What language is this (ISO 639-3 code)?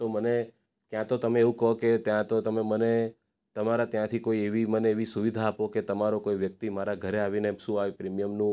guj